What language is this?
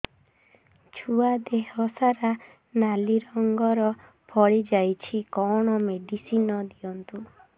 Odia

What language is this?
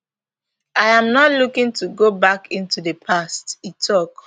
Nigerian Pidgin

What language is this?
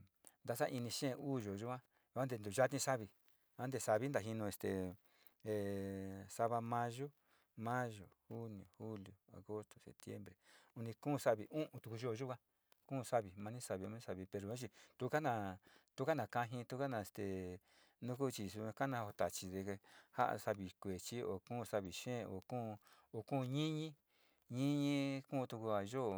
Sinicahua Mixtec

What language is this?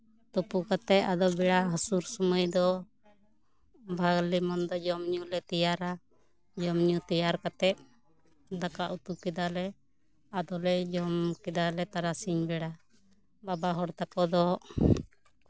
Santali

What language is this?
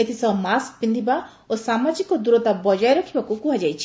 Odia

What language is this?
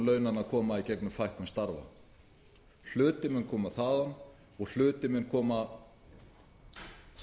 Icelandic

